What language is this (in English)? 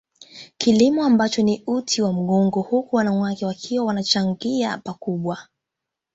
Swahili